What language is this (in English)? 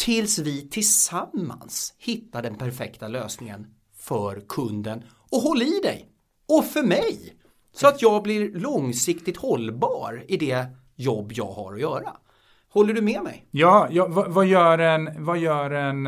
Swedish